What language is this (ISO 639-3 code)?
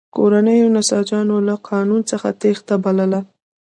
pus